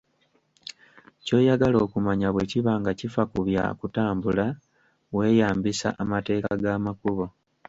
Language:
Ganda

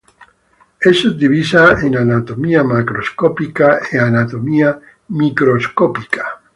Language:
Italian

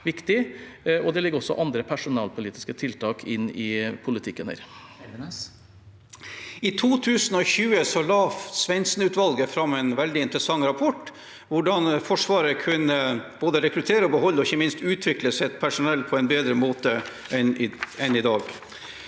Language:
Norwegian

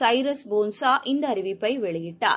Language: Tamil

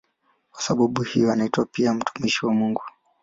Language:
Swahili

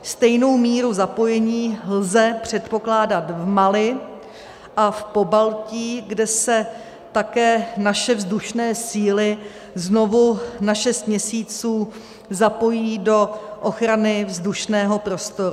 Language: Czech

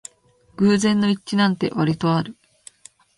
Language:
Japanese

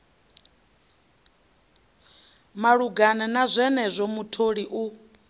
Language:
Venda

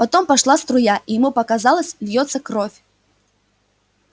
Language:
Russian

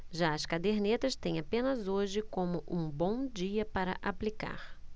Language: Portuguese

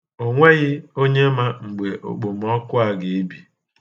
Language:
Igbo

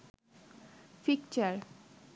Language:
Bangla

